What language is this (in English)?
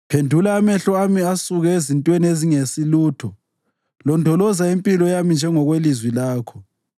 North Ndebele